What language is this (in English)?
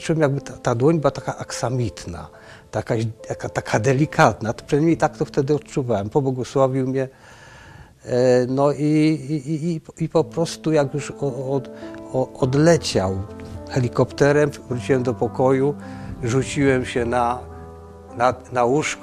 Polish